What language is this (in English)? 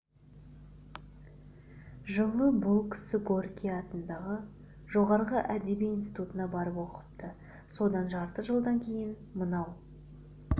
Kazakh